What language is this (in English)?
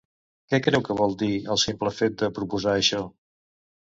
Catalan